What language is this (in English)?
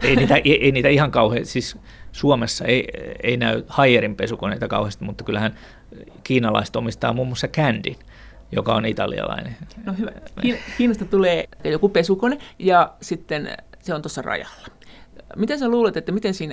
Finnish